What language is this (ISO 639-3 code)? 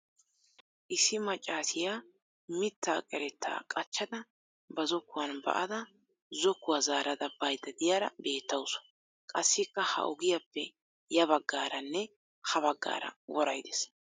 wal